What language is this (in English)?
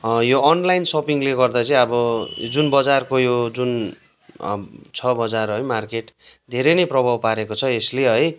Nepali